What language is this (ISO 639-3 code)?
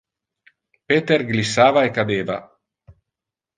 ina